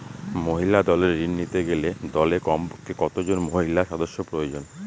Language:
Bangla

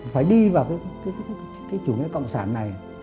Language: Vietnamese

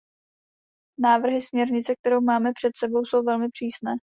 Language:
Czech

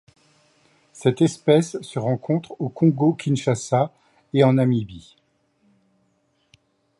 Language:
French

